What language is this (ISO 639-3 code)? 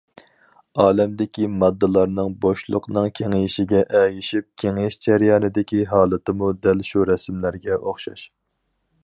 uig